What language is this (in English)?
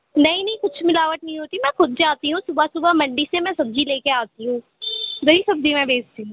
Urdu